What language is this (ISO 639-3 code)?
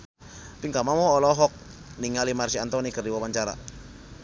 sun